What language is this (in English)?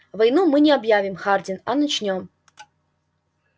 Russian